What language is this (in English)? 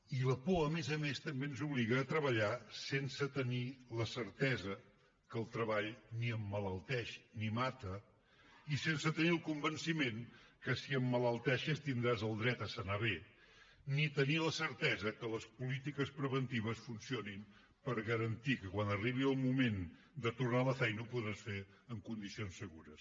Catalan